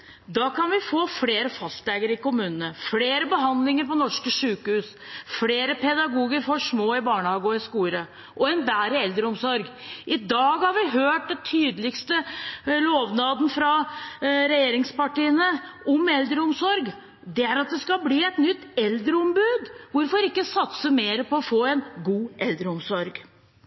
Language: Norwegian Bokmål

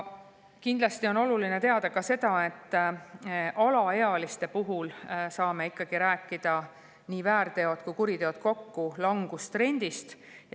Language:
Estonian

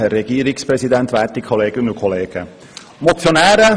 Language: Swiss German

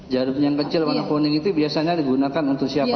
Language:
Indonesian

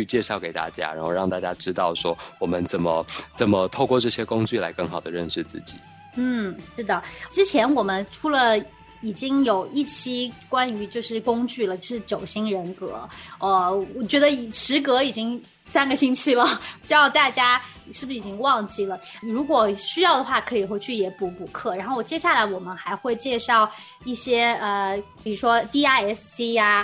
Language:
Chinese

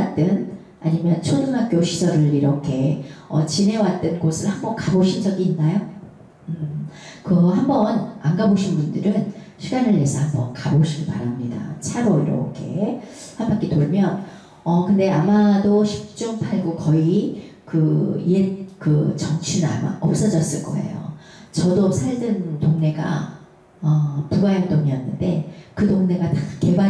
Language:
Korean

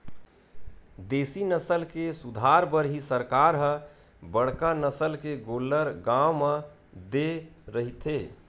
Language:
Chhattisgarhi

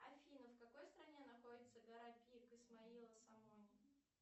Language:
Russian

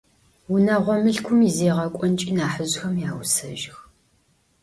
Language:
Adyghe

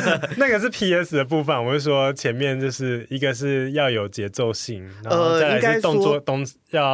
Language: Chinese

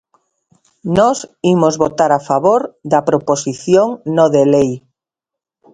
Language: Galician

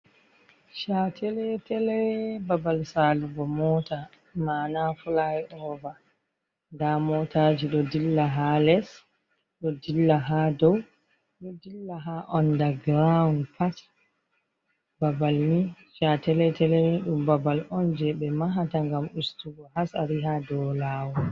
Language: Fula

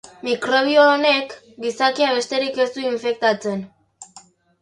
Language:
Basque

